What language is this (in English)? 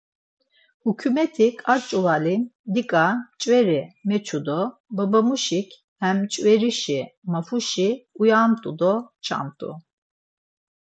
Laz